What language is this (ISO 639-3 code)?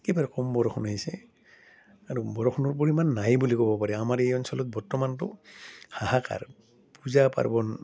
asm